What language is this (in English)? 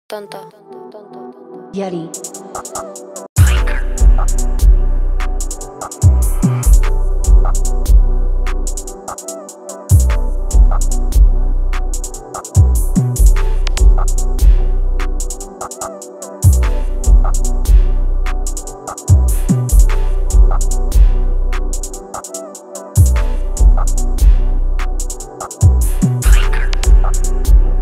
Thai